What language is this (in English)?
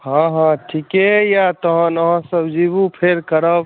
Maithili